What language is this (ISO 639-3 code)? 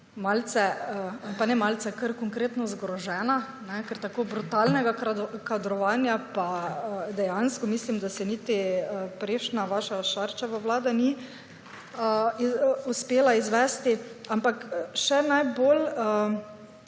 slv